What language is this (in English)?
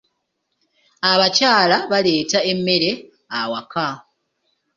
Ganda